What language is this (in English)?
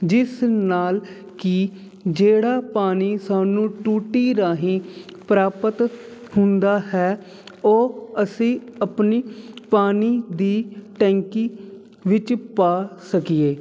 Punjabi